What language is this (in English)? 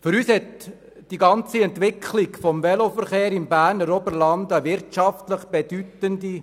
Swiss German